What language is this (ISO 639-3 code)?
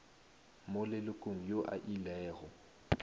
nso